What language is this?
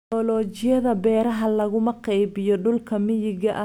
Somali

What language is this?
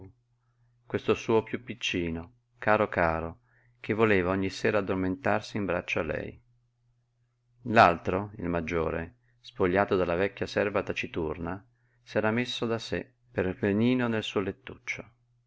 Italian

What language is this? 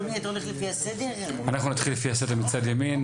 Hebrew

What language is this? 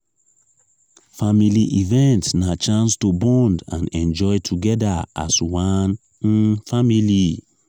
Nigerian Pidgin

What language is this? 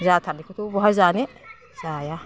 Bodo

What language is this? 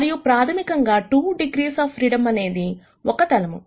Telugu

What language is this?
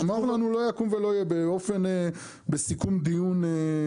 Hebrew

